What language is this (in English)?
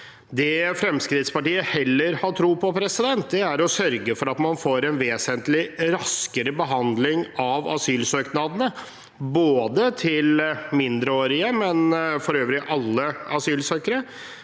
Norwegian